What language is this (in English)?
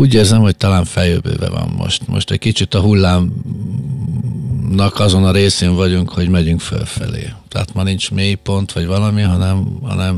Hungarian